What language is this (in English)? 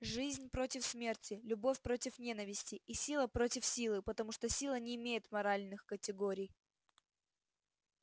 Russian